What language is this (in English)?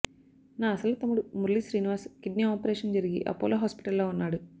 Telugu